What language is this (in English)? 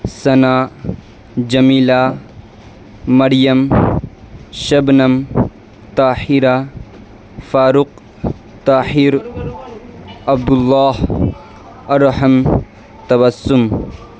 Urdu